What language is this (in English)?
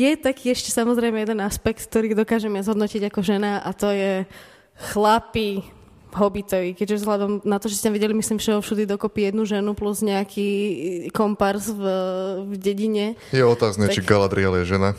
Slovak